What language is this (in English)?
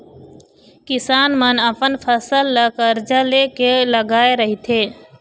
Chhattisgarhi